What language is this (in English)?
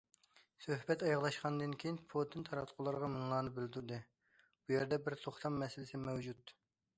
Uyghur